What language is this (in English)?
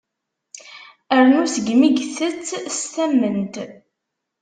Kabyle